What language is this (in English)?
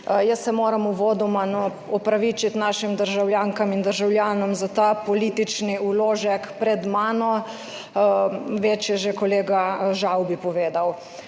Slovenian